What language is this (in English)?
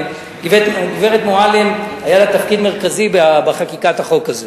Hebrew